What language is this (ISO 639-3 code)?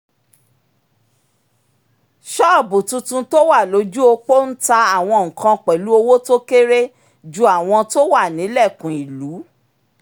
yor